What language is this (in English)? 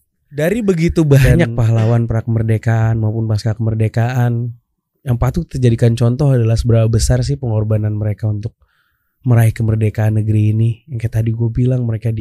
Indonesian